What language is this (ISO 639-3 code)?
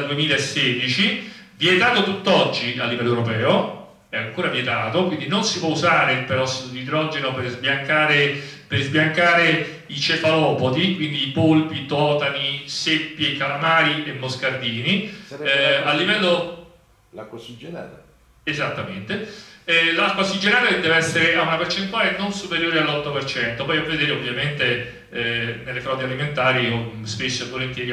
ita